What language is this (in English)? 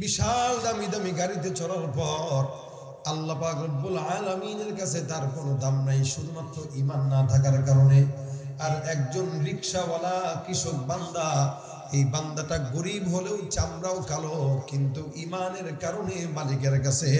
Arabic